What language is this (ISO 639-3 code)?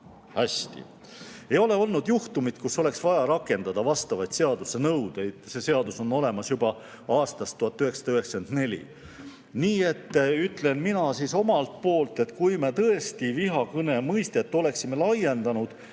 est